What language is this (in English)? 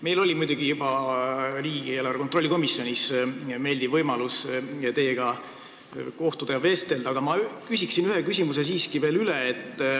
Estonian